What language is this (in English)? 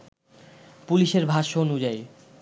Bangla